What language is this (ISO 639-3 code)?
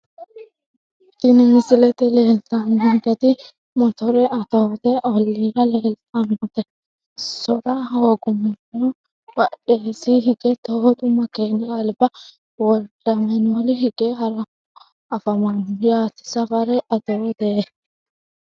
sid